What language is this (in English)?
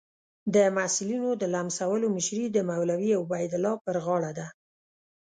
Pashto